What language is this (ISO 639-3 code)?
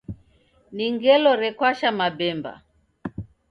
dav